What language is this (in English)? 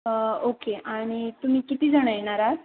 Marathi